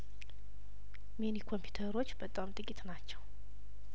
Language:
Amharic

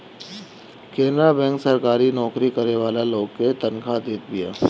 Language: Bhojpuri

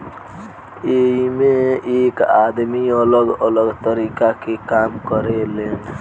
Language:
Bhojpuri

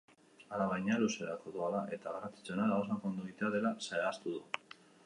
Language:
Basque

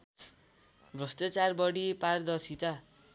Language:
Nepali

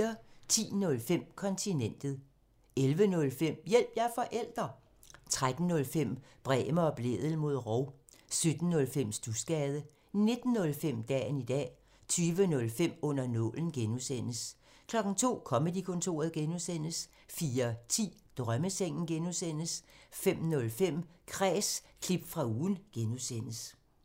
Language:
Danish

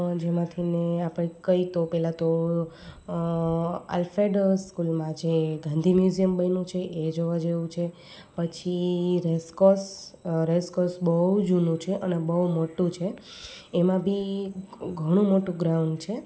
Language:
Gujarati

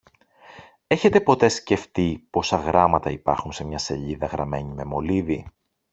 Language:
Greek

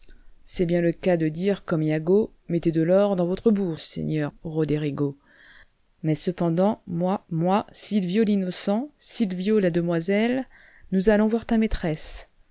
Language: French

